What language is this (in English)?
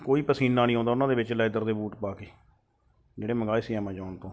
Punjabi